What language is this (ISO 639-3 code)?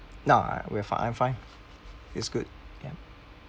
eng